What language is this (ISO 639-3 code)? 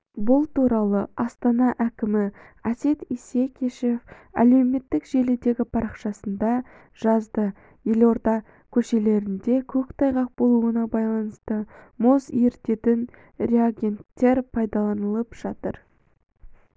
kaz